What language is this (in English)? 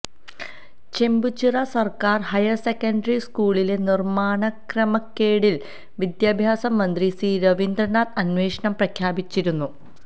Malayalam